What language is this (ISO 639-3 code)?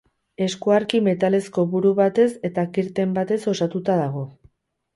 eus